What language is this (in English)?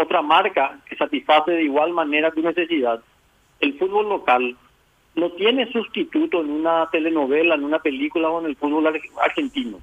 Spanish